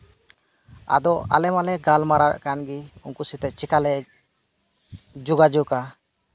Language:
Santali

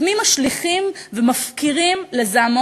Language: Hebrew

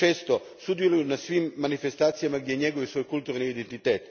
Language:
Croatian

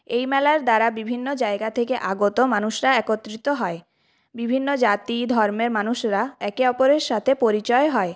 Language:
Bangla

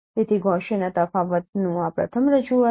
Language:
Gujarati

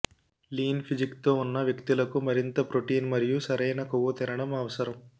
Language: Telugu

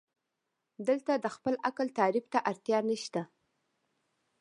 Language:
Pashto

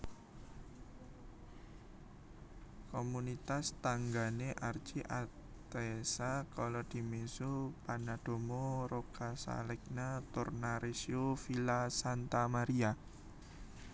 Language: Javanese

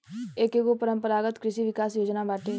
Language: Bhojpuri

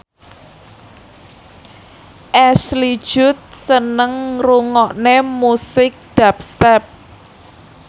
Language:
Javanese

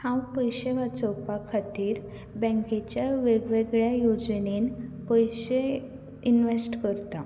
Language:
Konkani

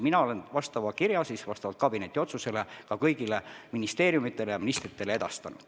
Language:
Estonian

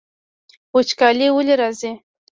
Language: Pashto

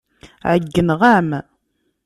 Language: Kabyle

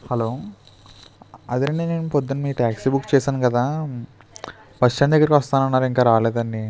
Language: Telugu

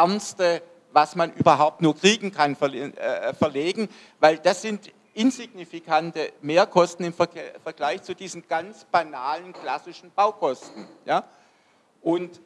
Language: German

